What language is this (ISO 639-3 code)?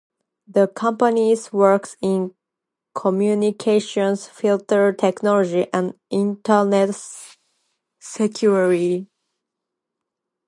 eng